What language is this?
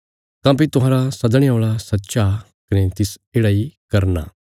Bilaspuri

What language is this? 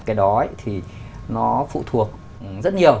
Vietnamese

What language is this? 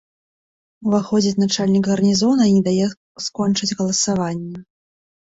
Belarusian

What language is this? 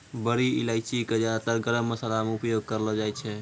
Maithili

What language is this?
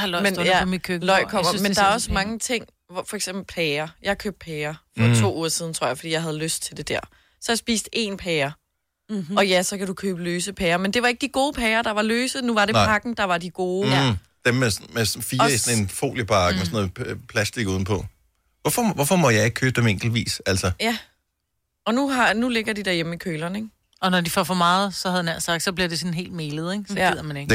Danish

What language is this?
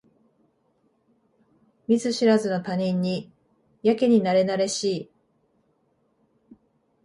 Japanese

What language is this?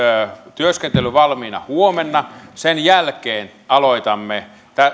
Finnish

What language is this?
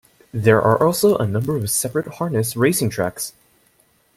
English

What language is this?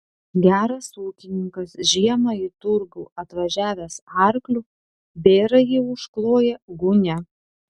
Lithuanian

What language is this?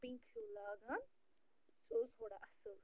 Kashmiri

